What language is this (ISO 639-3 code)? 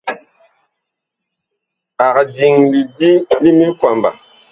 bkh